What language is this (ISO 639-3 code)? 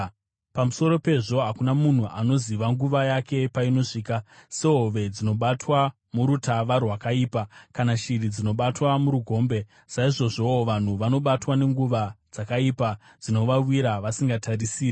sna